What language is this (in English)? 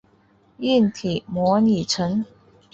Chinese